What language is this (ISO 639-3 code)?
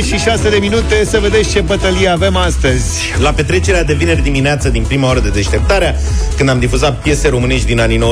ron